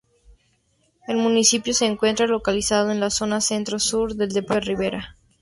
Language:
Spanish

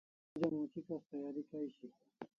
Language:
Kalasha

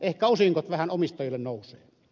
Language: Finnish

